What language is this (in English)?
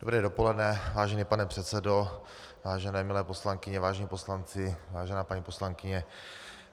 Czech